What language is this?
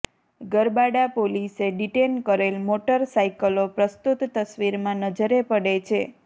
Gujarati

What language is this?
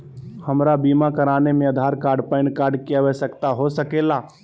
Magahi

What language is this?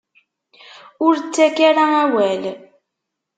Kabyle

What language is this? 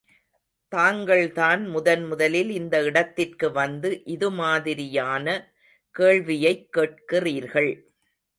Tamil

